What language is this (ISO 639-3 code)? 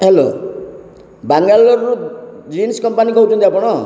ori